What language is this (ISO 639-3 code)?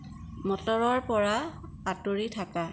asm